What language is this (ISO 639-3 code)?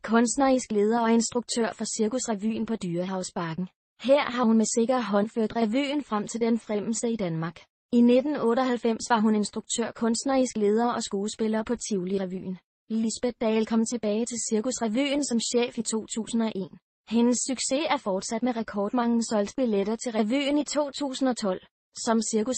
dan